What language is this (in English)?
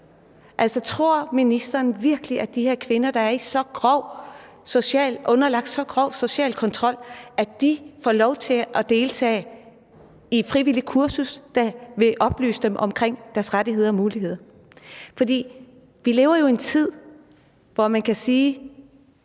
Danish